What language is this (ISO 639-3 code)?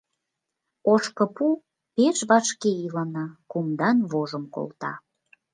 chm